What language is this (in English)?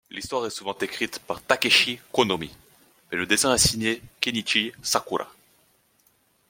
French